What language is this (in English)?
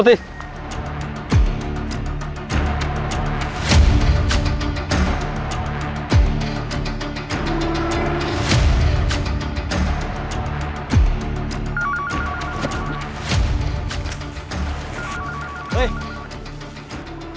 Thai